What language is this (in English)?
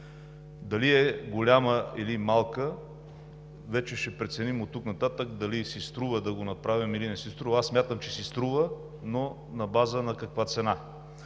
Bulgarian